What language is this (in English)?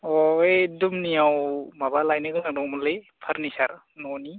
Bodo